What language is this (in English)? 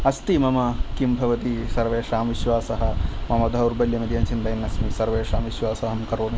Sanskrit